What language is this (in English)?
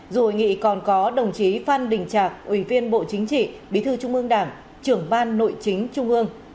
Vietnamese